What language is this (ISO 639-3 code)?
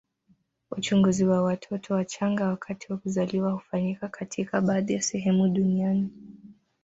swa